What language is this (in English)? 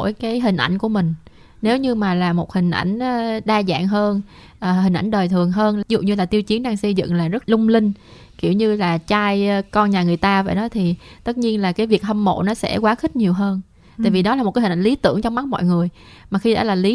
Vietnamese